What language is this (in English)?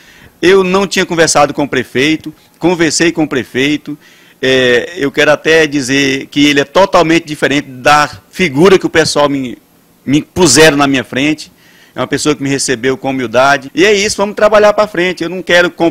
Portuguese